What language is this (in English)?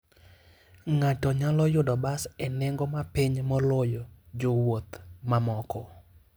Luo (Kenya and Tanzania)